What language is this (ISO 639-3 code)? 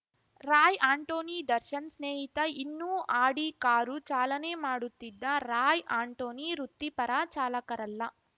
kan